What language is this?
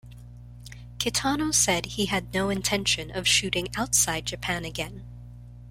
English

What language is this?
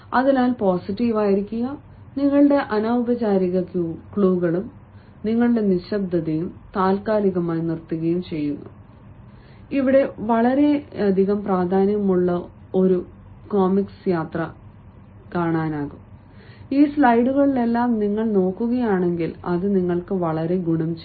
Malayalam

